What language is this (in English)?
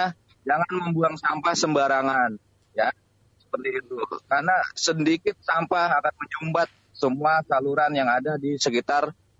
Indonesian